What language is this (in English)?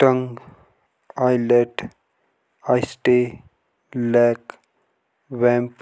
Jaunsari